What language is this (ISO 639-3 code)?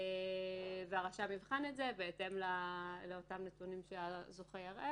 heb